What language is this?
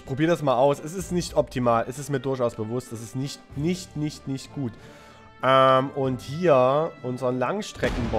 German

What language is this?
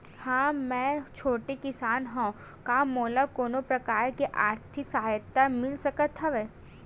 Chhattisgarhi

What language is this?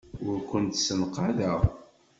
Kabyle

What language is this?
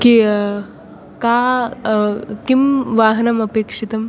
Sanskrit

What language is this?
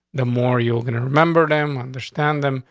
English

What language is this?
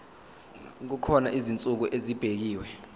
Zulu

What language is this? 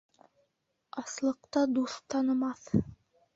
Bashkir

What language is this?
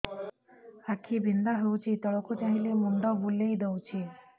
Odia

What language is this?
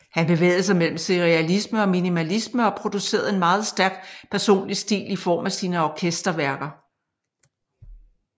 Danish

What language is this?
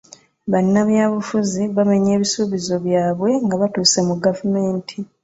Ganda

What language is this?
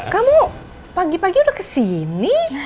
Indonesian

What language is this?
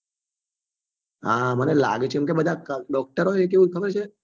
Gujarati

